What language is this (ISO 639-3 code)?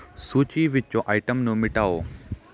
pan